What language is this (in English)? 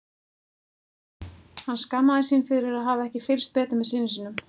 Icelandic